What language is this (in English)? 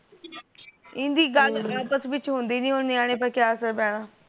Punjabi